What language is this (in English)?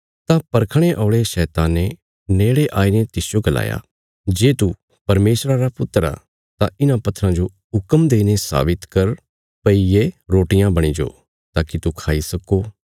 Bilaspuri